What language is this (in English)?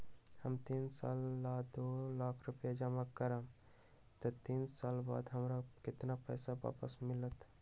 Magahi